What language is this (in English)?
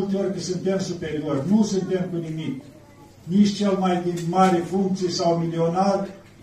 Romanian